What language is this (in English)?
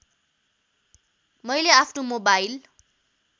Nepali